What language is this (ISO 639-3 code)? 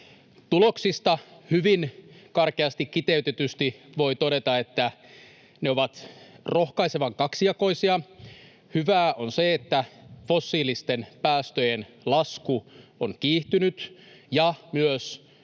fin